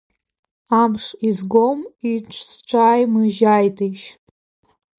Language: Abkhazian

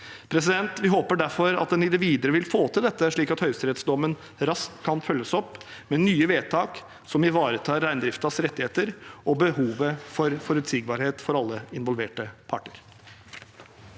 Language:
Norwegian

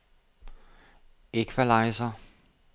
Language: Danish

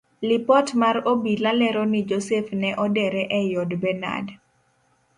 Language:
Luo (Kenya and Tanzania)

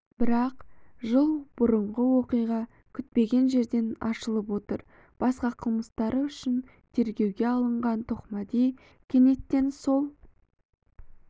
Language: Kazakh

